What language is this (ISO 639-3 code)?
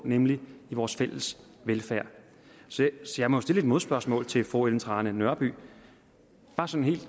dan